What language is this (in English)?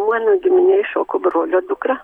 Lithuanian